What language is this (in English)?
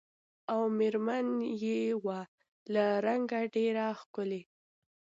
Pashto